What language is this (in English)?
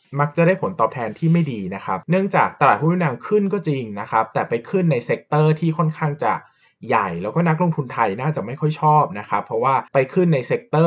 Thai